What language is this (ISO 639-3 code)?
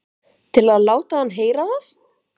isl